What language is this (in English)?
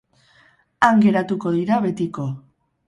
Basque